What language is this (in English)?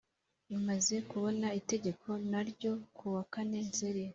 Kinyarwanda